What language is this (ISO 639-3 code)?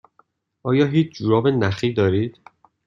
fas